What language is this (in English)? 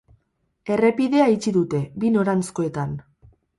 Basque